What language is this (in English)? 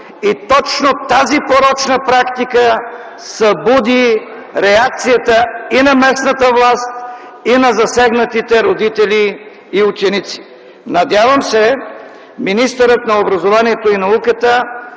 Bulgarian